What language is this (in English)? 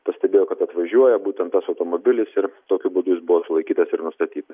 Lithuanian